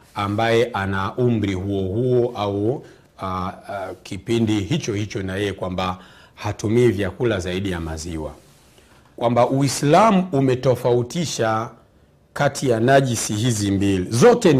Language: Swahili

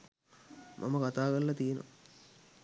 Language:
Sinhala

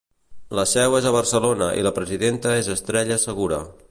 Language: Catalan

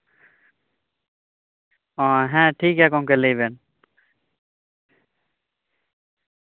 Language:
Santali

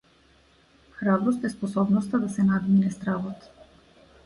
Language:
Macedonian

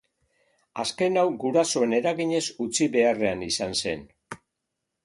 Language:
Basque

